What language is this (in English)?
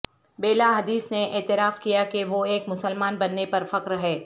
Urdu